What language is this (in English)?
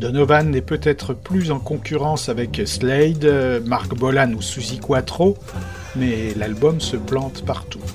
French